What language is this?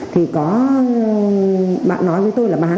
Vietnamese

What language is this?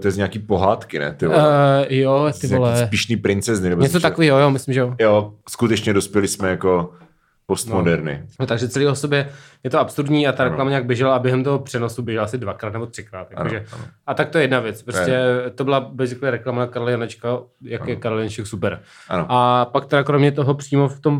Czech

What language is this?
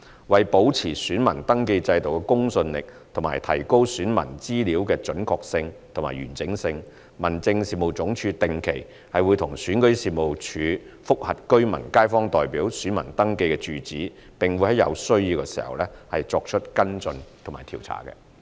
Cantonese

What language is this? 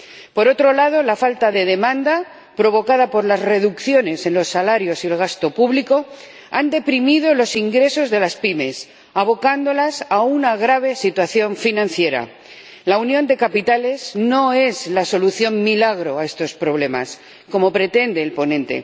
Spanish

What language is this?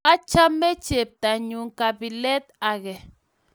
Kalenjin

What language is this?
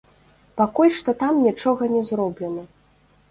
Belarusian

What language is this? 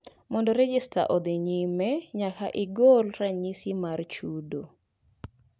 Luo (Kenya and Tanzania)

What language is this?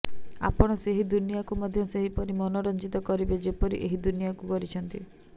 Odia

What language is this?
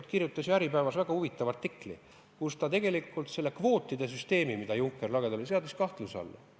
Estonian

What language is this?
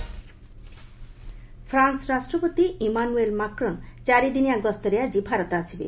Odia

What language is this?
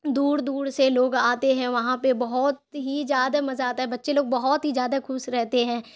Urdu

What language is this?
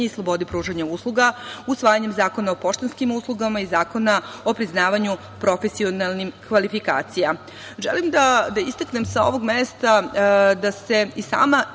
Serbian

